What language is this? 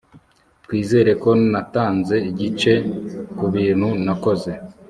Kinyarwanda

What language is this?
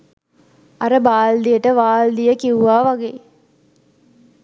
Sinhala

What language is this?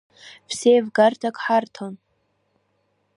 Abkhazian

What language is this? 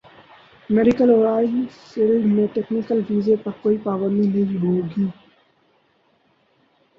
Urdu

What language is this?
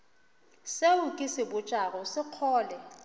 Northern Sotho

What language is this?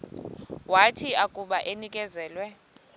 Xhosa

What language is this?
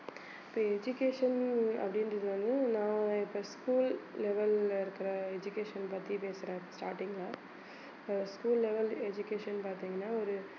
Tamil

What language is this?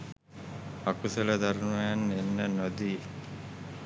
Sinhala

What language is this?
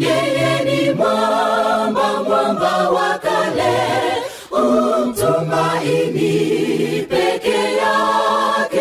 Swahili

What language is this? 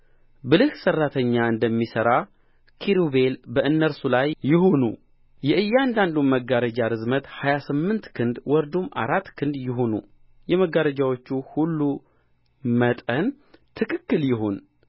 Amharic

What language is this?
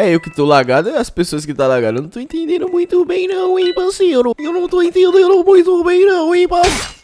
Portuguese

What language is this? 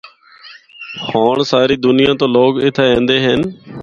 Northern Hindko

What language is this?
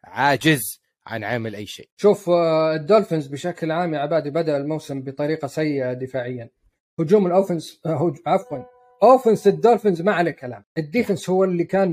Arabic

